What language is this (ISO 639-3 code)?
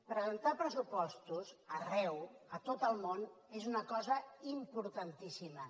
cat